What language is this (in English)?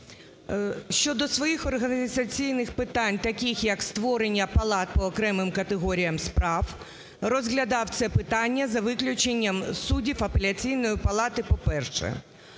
Ukrainian